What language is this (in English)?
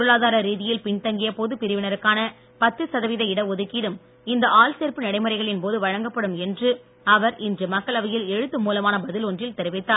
Tamil